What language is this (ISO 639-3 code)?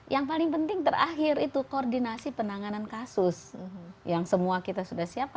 ind